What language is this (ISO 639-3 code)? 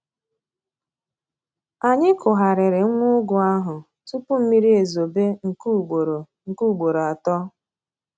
ibo